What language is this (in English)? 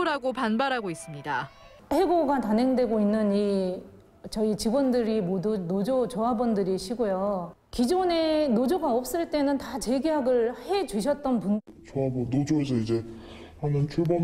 Korean